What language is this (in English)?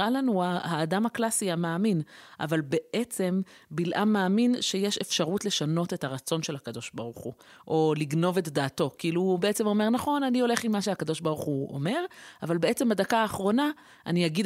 Hebrew